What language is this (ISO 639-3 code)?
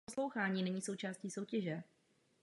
ces